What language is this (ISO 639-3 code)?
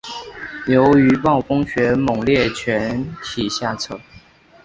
zho